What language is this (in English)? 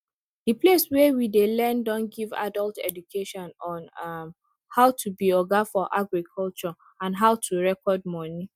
Nigerian Pidgin